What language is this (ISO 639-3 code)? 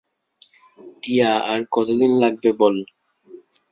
ben